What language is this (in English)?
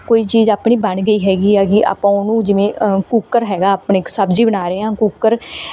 Punjabi